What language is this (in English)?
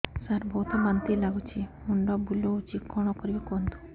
Odia